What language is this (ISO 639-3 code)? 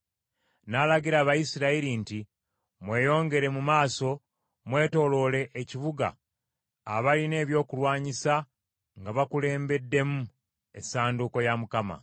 lug